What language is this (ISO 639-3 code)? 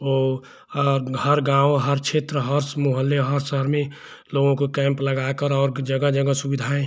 hin